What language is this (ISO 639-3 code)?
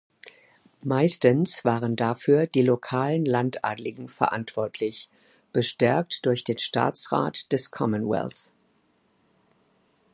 deu